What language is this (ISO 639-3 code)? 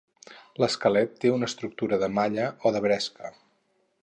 cat